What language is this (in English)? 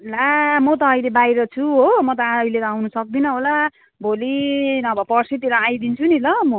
Nepali